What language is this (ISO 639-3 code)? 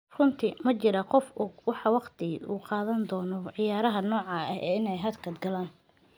som